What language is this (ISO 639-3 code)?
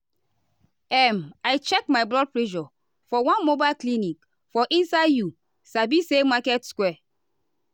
pcm